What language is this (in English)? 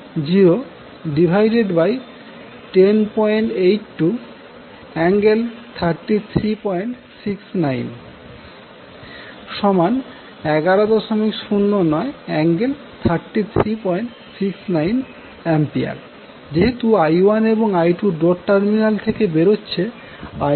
Bangla